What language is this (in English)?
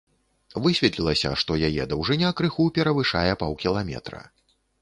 Belarusian